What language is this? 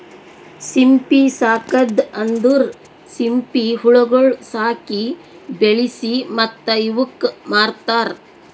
Kannada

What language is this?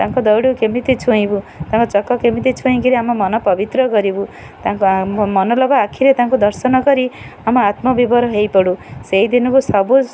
Odia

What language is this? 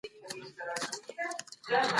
Pashto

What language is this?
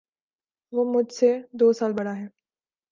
Urdu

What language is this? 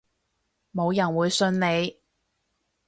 Cantonese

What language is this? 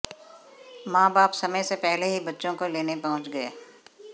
Hindi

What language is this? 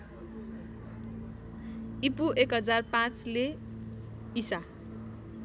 Nepali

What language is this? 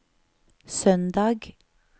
Norwegian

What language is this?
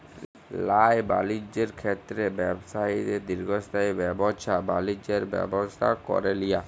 Bangla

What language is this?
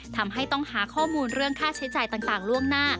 Thai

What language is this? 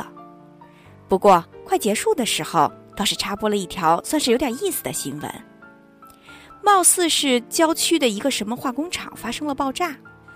Chinese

